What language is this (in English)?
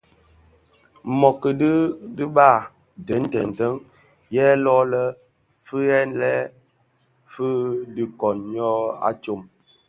Bafia